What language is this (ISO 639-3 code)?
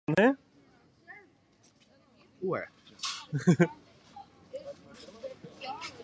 fry